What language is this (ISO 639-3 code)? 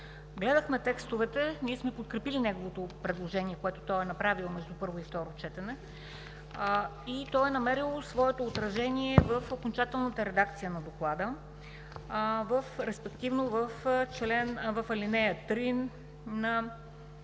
bul